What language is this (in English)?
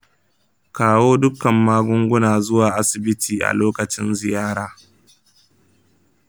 Hausa